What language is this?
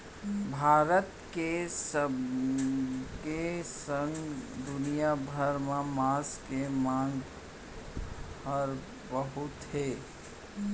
Chhattisgarhi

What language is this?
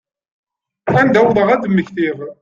Kabyle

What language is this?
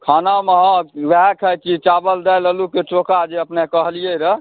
Maithili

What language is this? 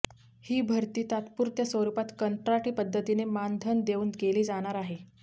Marathi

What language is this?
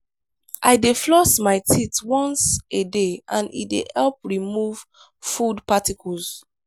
Nigerian Pidgin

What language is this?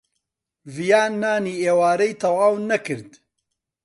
Central Kurdish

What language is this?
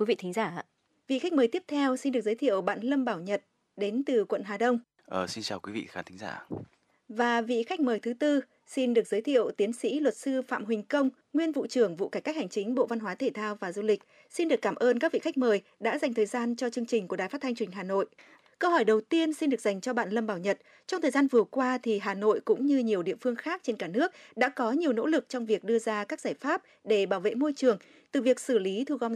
Vietnamese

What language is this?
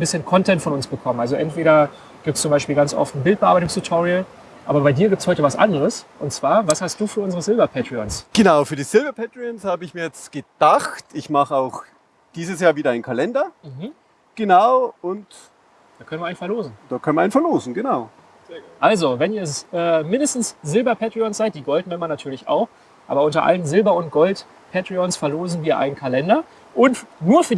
German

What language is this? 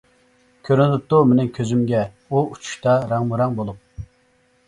Uyghur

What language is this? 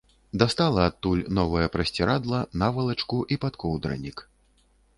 Belarusian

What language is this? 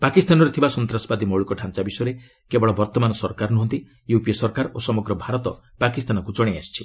Odia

